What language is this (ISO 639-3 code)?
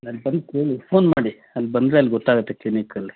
kan